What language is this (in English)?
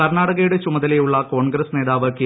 Malayalam